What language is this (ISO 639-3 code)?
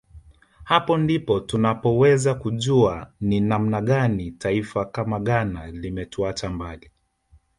swa